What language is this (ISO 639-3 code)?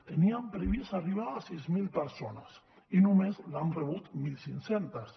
cat